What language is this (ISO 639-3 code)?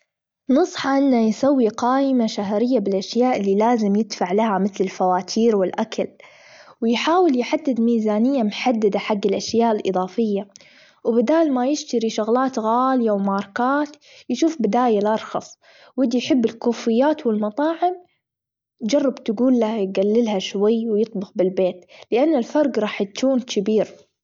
afb